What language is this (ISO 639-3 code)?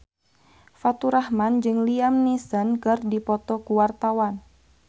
sun